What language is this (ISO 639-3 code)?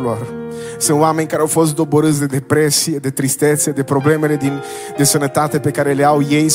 ron